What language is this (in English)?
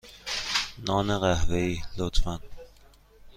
Persian